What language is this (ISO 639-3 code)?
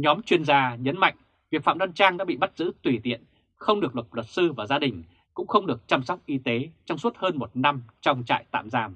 vie